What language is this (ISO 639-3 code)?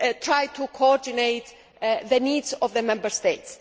eng